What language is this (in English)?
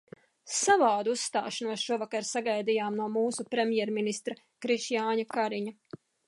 Latvian